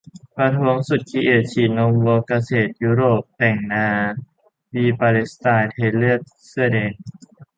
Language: Thai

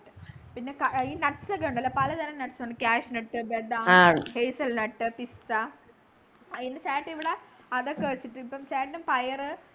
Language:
Malayalam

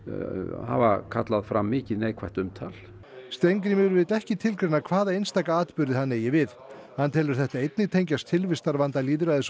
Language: Icelandic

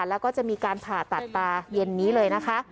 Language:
Thai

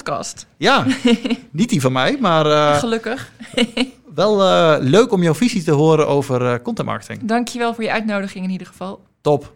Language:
Dutch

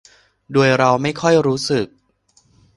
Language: Thai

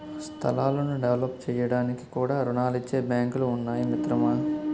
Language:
Telugu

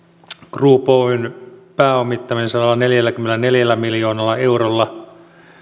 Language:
Finnish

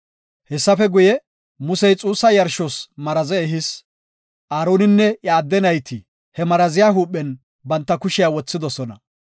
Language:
Gofa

